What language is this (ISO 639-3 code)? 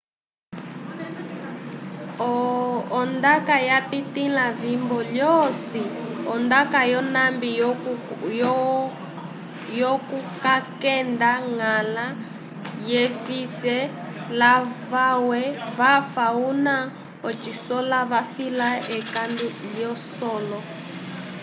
umb